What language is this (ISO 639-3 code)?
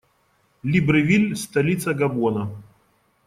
rus